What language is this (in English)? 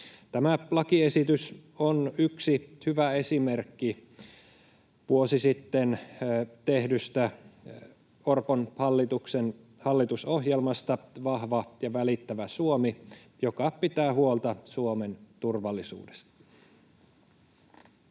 Finnish